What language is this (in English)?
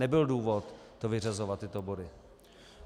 Czech